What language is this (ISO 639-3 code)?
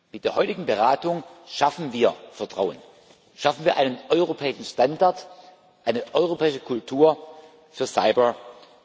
deu